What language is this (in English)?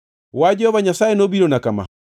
Luo (Kenya and Tanzania)